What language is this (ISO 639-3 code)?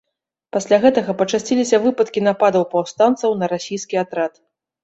bel